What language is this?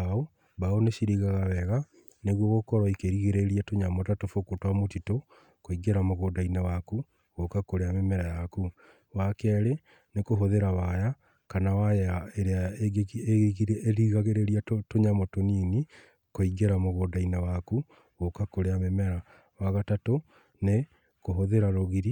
Kikuyu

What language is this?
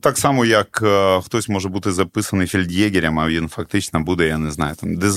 Ukrainian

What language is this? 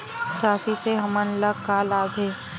Chhattisgarhi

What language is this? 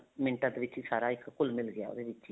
Punjabi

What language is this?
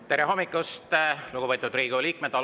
Estonian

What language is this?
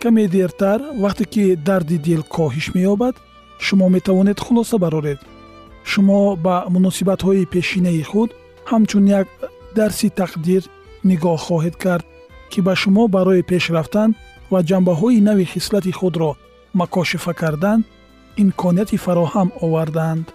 Persian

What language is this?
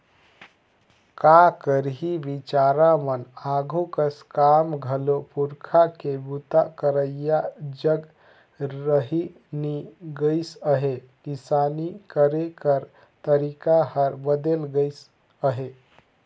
Chhattisgarhi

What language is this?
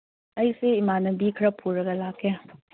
Manipuri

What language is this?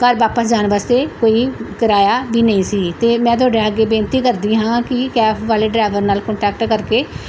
Punjabi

